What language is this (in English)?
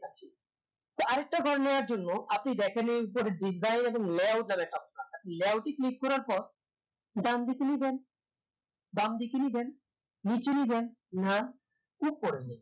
Bangla